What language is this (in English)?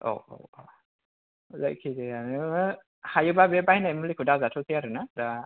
Bodo